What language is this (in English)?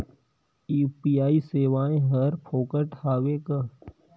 Chhattisgarhi